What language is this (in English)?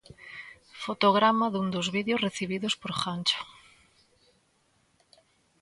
Galician